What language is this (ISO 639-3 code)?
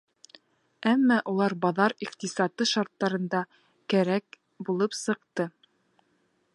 bak